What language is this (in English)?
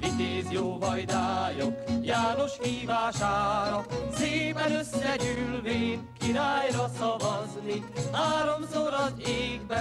Hungarian